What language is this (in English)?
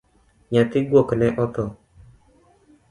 Luo (Kenya and Tanzania)